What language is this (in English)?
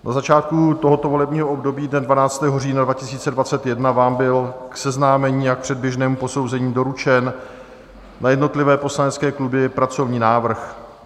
Czech